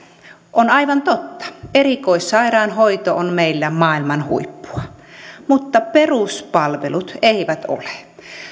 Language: Finnish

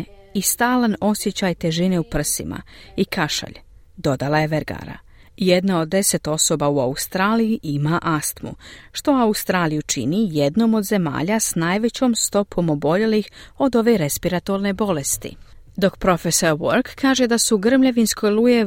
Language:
Croatian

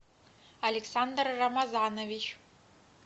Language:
Russian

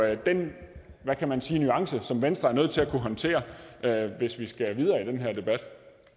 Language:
Danish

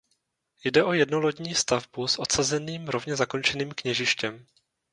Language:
Czech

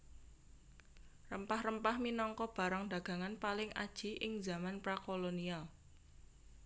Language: Javanese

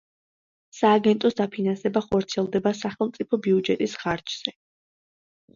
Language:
Georgian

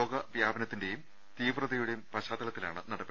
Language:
Malayalam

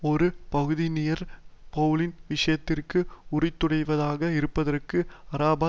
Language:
Tamil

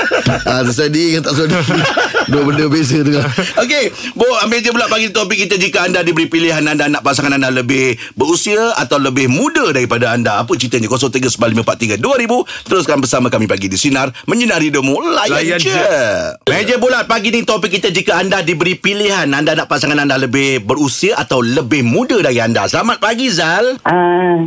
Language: Malay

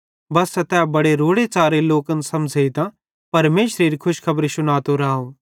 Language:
Bhadrawahi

